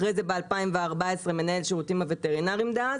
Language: Hebrew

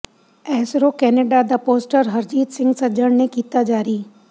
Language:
Punjabi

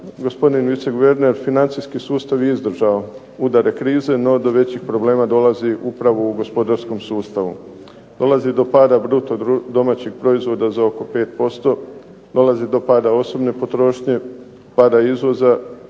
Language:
Croatian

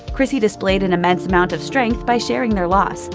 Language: English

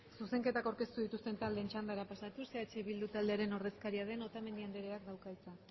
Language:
Basque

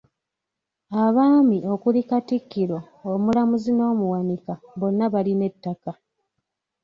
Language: Ganda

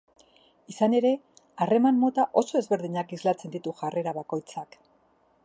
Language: Basque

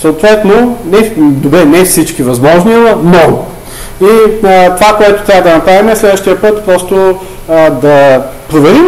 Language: Bulgarian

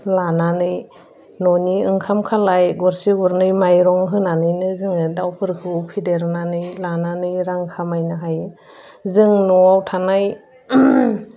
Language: Bodo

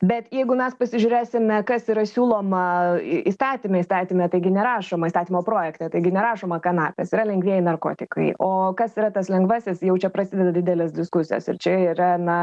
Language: Lithuanian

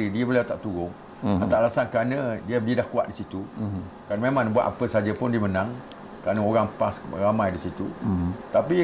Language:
Malay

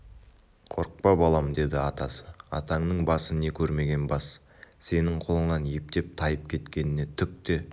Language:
Kazakh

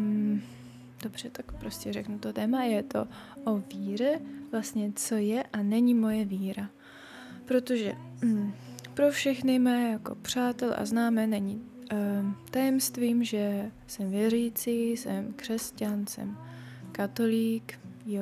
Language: Czech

